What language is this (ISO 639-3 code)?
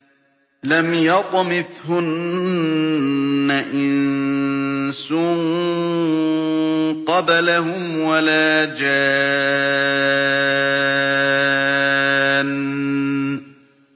ara